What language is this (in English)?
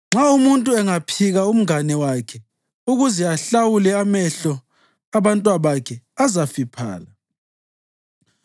North Ndebele